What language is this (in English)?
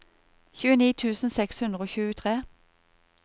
Norwegian